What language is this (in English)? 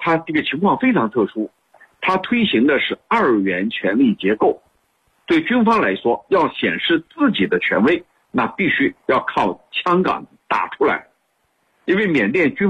Chinese